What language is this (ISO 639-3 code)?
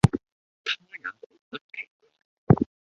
yue